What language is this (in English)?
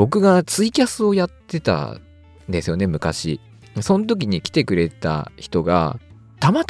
Japanese